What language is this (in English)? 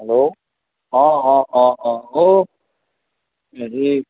Assamese